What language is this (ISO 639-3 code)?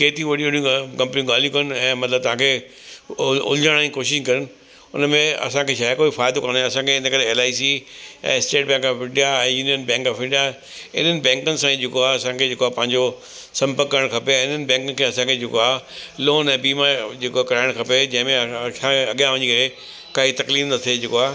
snd